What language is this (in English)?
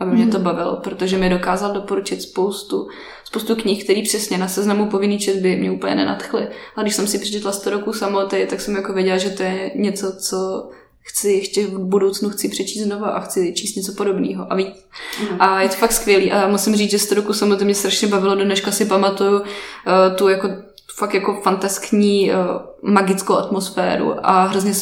Czech